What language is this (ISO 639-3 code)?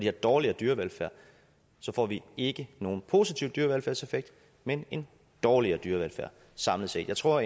dan